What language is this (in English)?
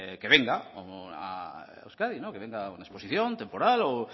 Spanish